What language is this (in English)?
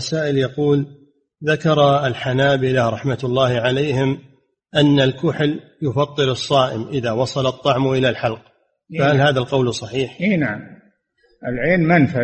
Arabic